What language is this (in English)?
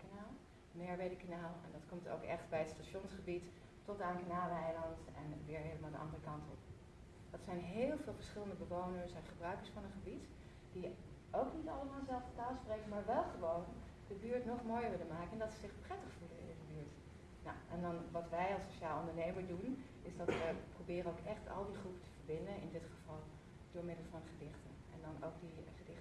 Dutch